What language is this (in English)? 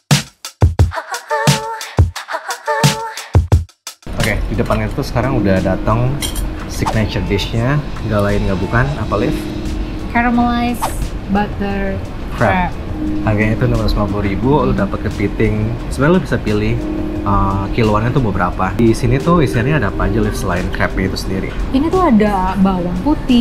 Indonesian